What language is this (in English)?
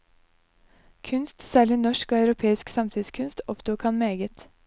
Norwegian